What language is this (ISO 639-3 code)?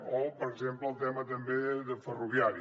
cat